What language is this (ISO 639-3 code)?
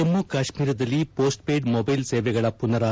kan